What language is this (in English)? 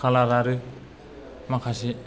Bodo